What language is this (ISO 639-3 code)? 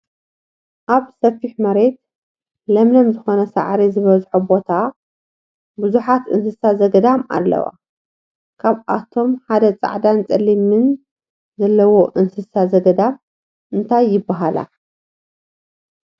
tir